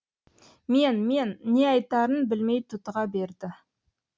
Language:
Kazakh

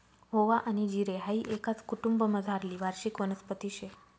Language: Marathi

